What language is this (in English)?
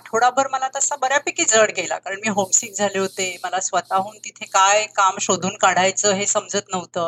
Marathi